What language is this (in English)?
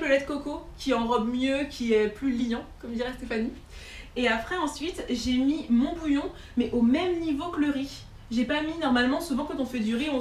French